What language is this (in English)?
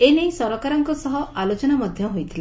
Odia